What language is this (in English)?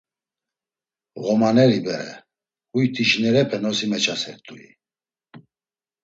Laz